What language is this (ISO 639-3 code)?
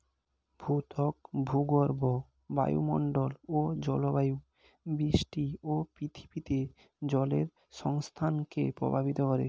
ben